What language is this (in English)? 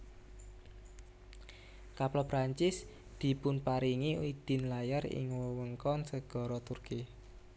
Javanese